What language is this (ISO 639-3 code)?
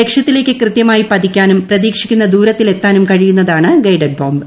mal